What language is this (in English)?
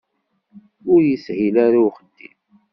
Kabyle